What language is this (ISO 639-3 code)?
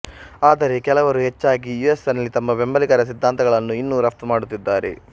kan